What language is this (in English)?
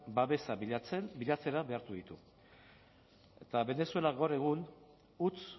Basque